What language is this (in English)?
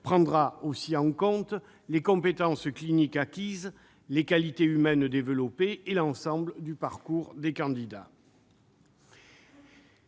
French